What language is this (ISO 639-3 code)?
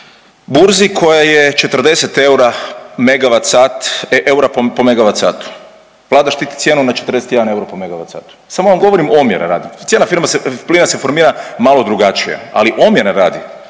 hrv